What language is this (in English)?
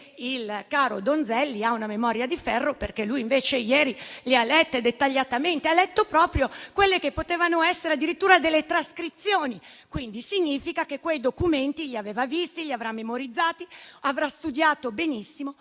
Italian